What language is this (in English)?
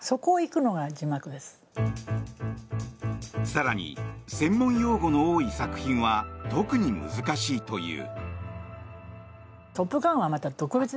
Japanese